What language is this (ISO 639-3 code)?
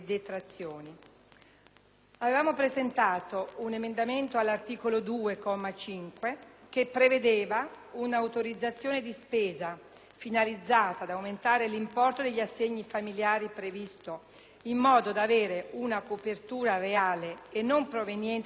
ita